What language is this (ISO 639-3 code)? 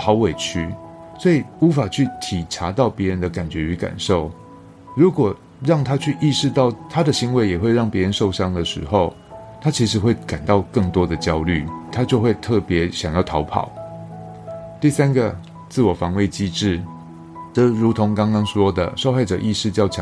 zho